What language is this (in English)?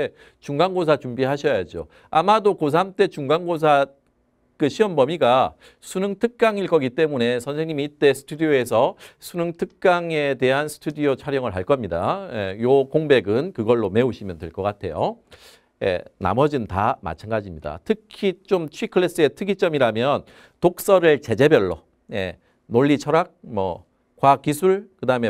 Korean